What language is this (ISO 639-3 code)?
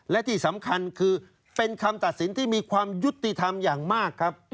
tha